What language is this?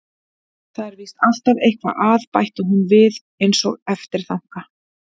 Icelandic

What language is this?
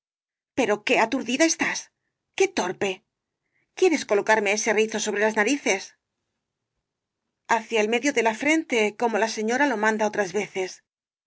Spanish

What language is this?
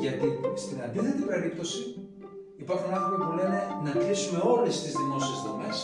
Greek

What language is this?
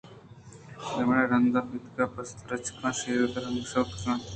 Eastern Balochi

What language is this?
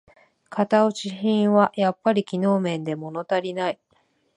Japanese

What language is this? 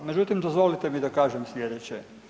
Croatian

